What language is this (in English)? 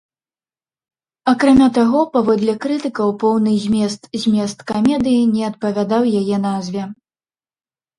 Belarusian